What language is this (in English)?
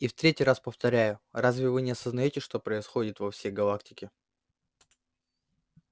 Russian